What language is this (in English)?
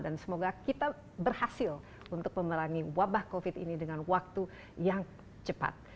Indonesian